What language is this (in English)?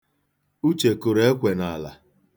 Igbo